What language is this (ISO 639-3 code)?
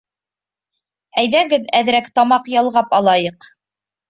bak